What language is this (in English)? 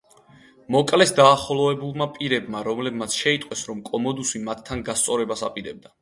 Georgian